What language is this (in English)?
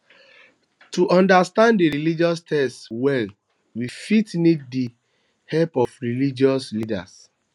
Nigerian Pidgin